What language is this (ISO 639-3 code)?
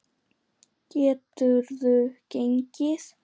isl